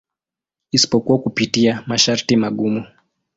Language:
Swahili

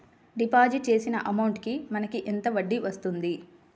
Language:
Telugu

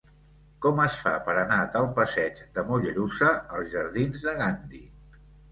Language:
Catalan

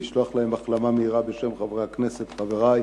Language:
Hebrew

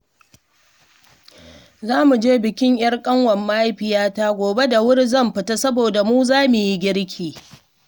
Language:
Hausa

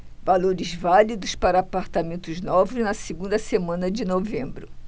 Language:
Portuguese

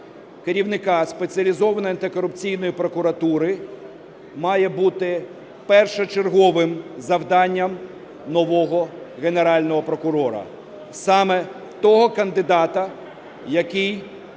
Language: Ukrainian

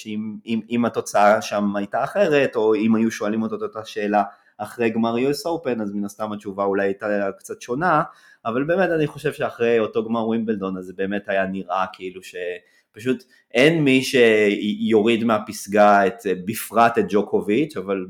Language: Hebrew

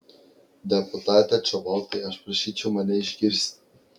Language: Lithuanian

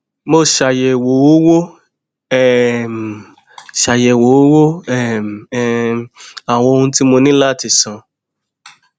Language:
Yoruba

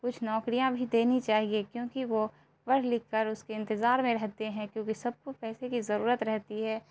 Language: Urdu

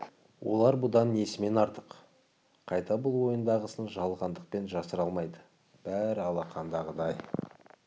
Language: Kazakh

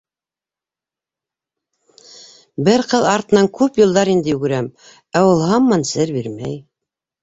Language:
Bashkir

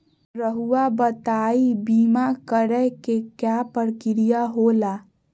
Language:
Magahi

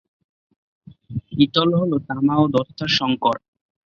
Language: Bangla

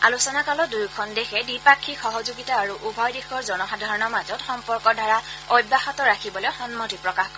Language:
Assamese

